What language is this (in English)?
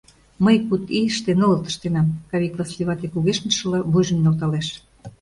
Mari